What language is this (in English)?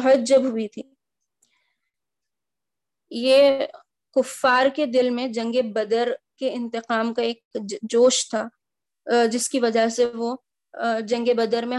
Urdu